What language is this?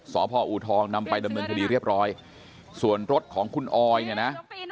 Thai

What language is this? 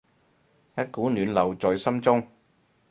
Cantonese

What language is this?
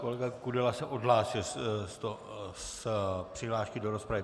Czech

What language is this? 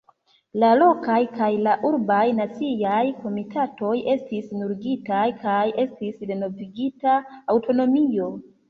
Esperanto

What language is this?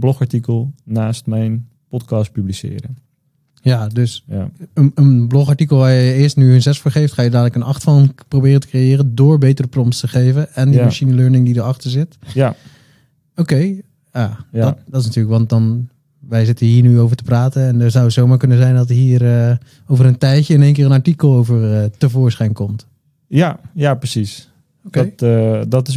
Dutch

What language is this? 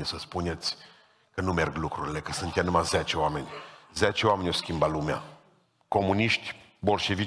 Romanian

